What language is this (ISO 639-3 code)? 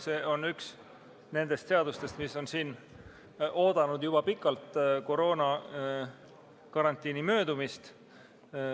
est